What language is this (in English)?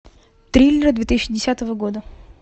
Russian